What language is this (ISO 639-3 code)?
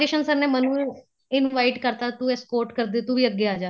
pan